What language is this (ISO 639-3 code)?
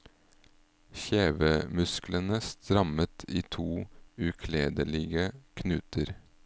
nor